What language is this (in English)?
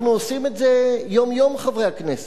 Hebrew